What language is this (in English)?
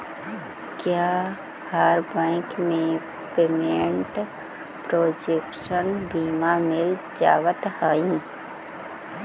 Magahi